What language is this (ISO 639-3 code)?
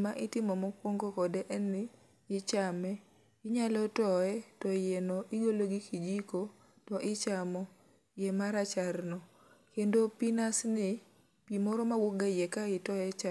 luo